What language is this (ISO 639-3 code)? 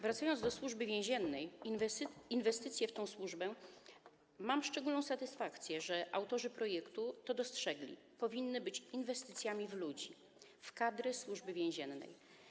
pol